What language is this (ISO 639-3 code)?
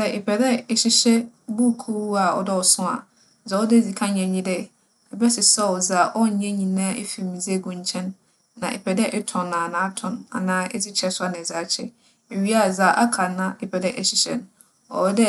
aka